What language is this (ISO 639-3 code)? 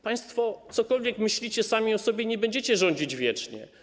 pol